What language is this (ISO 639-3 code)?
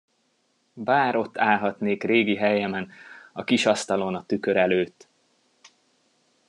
hun